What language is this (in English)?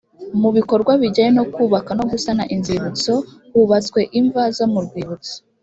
Kinyarwanda